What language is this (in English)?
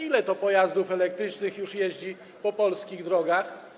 Polish